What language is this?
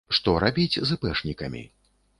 Belarusian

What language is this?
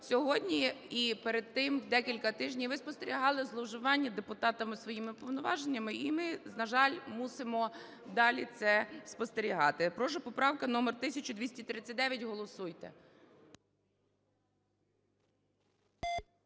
Ukrainian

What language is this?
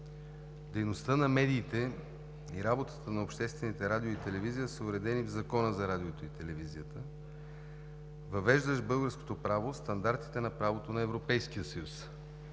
Bulgarian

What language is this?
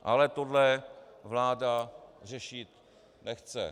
Czech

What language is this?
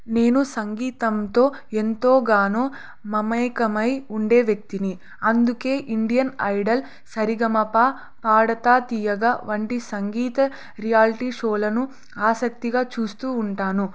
Telugu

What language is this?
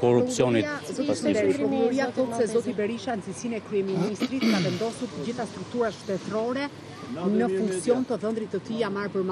Romanian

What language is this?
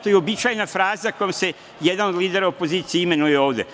Serbian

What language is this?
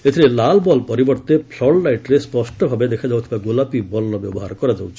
Odia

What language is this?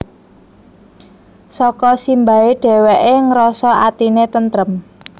Javanese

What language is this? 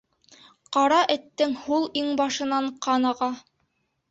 Bashkir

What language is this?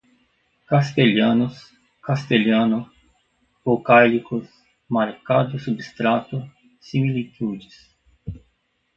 Portuguese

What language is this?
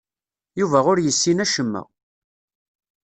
Kabyle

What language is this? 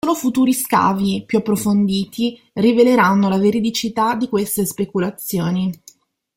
Italian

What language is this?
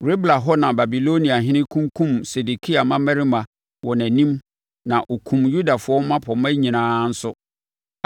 Akan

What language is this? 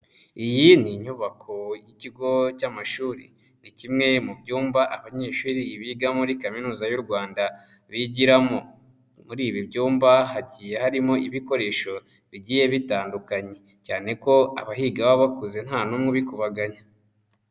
Kinyarwanda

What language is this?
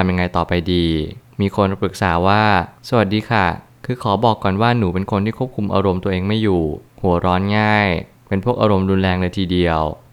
Thai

